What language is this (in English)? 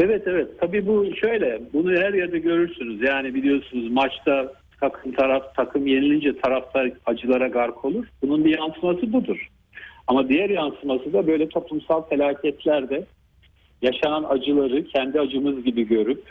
Turkish